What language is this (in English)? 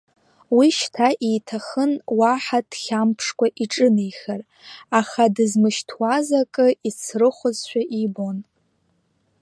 Abkhazian